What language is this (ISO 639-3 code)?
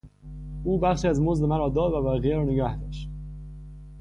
fas